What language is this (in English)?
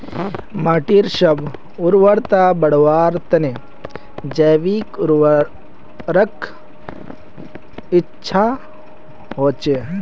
Magahi